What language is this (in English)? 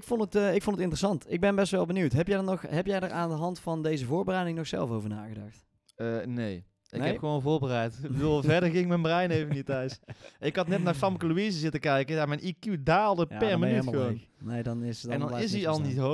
Dutch